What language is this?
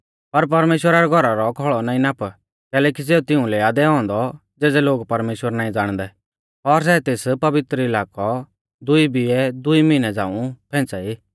Mahasu Pahari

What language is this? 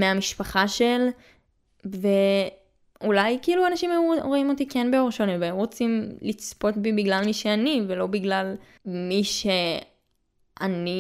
Hebrew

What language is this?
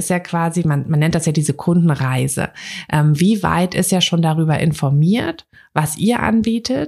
German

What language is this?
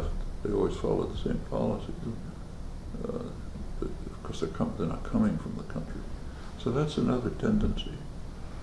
English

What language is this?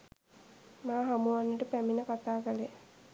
Sinhala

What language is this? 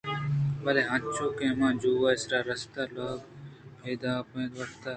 Eastern Balochi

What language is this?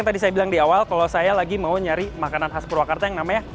Indonesian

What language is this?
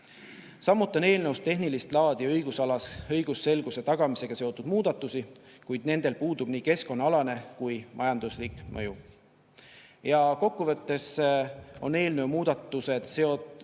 Estonian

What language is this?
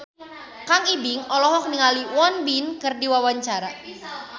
Sundanese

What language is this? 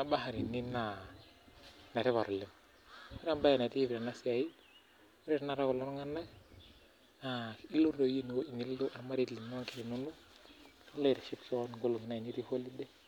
Masai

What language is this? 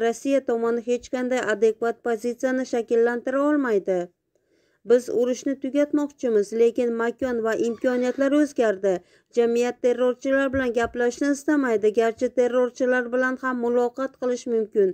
Turkish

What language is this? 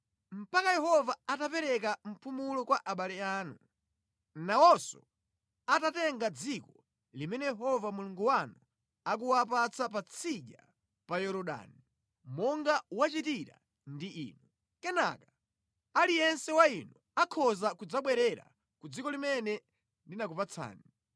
Nyanja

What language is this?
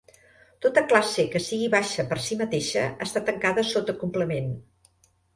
Catalan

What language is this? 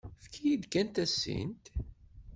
Kabyle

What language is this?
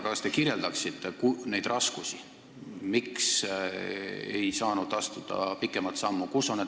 Estonian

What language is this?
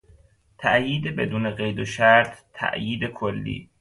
Persian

